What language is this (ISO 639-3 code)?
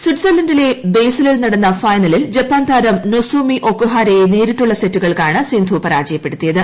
mal